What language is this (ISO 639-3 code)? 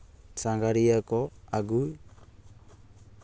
sat